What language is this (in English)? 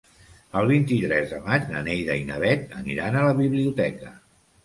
Catalan